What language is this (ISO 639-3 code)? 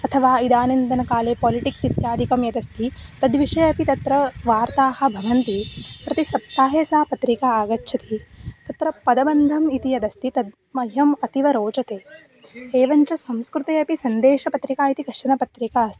san